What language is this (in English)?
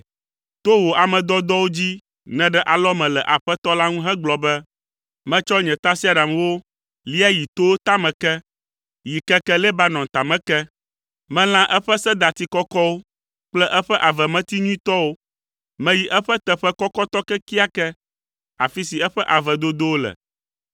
Ewe